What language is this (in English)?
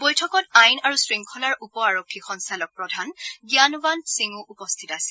Assamese